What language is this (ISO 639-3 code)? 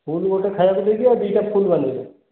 ori